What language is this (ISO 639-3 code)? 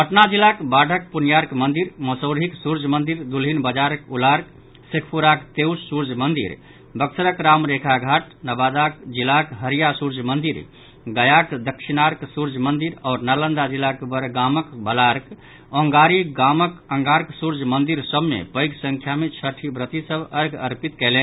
mai